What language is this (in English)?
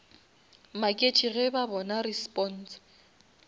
Northern Sotho